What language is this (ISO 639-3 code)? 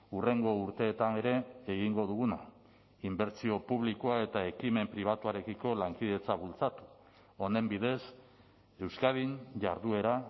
eus